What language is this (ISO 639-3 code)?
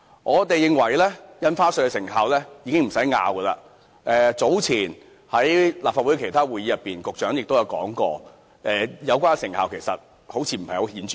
yue